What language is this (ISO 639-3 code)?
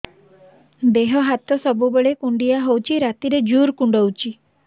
ori